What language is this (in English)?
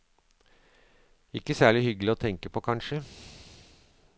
Norwegian